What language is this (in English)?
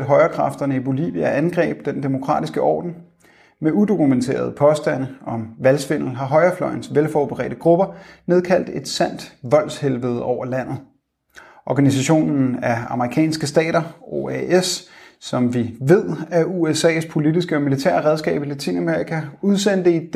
Danish